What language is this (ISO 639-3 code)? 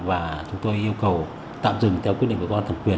vie